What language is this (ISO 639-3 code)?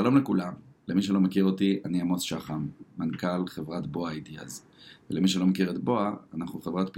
heb